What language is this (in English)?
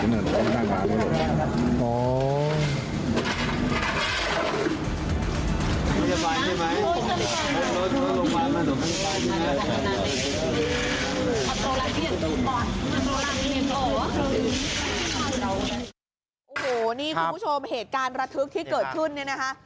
Thai